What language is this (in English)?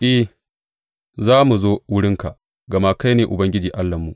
Hausa